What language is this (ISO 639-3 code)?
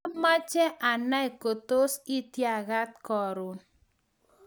kln